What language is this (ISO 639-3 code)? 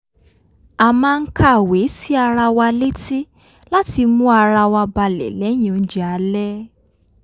yor